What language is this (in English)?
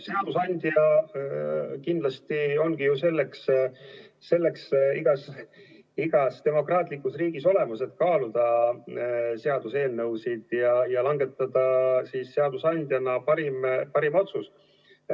Estonian